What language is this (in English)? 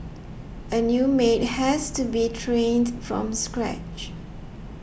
English